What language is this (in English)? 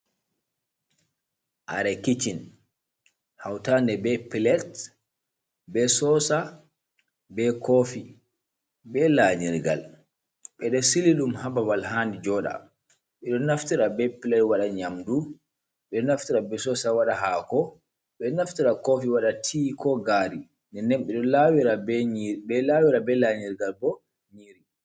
Fula